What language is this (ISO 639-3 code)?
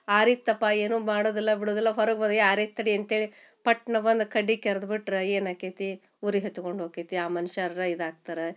kan